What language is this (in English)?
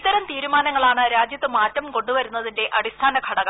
Malayalam